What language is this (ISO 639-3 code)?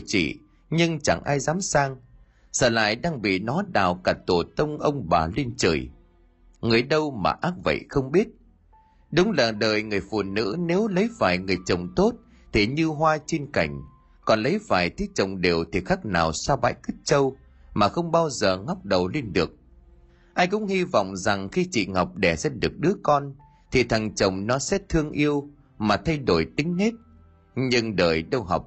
vie